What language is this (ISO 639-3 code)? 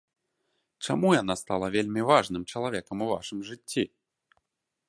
bel